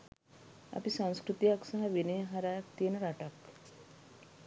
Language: Sinhala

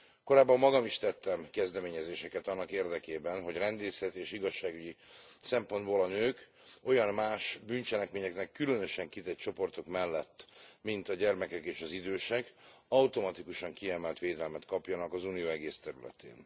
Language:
Hungarian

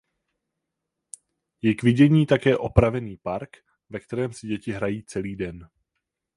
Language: Czech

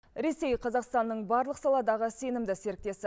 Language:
Kazakh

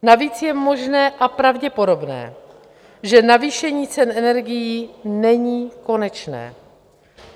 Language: Czech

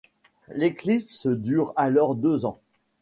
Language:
French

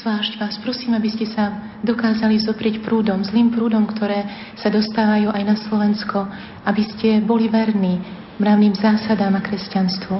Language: Slovak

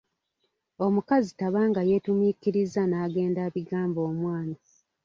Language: Ganda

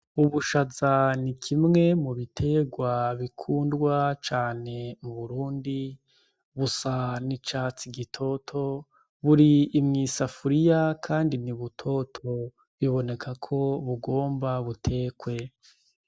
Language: Rundi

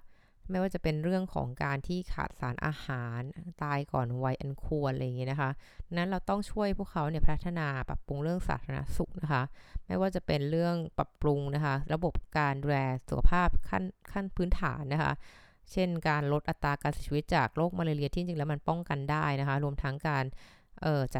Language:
Thai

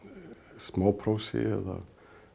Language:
Icelandic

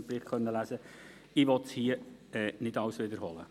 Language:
Swiss German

